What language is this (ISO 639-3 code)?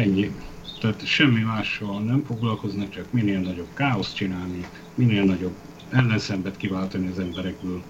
hun